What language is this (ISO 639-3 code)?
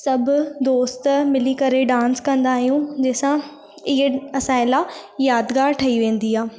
snd